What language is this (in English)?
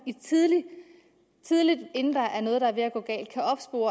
Danish